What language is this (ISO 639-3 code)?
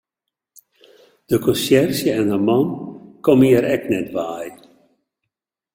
fry